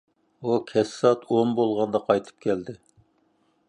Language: Uyghur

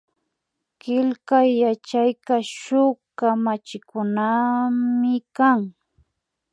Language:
Imbabura Highland Quichua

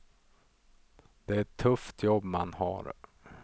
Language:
Swedish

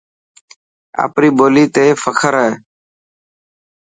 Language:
Dhatki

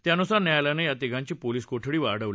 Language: Marathi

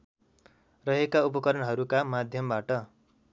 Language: Nepali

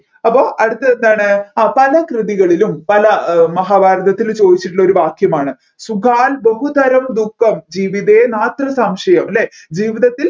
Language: Malayalam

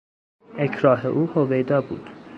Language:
Persian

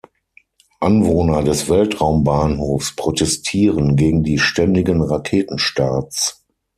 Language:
German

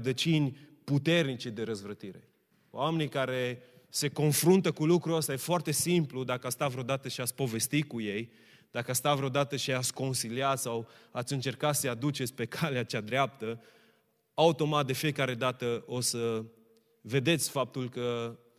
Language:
Romanian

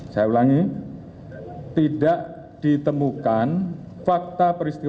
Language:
Indonesian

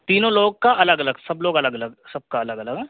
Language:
Urdu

